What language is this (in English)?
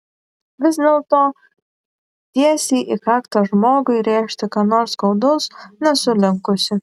Lithuanian